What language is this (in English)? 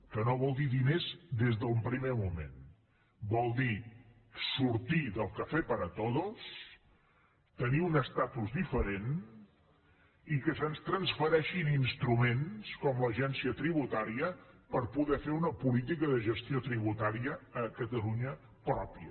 Catalan